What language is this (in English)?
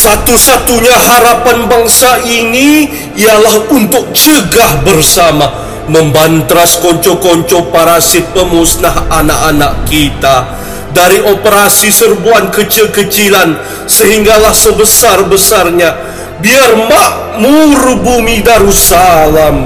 Malay